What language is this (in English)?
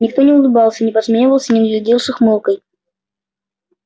Russian